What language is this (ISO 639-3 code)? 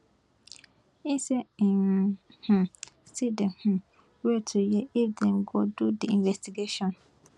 pcm